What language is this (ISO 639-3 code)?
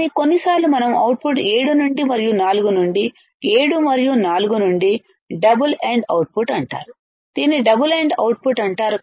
tel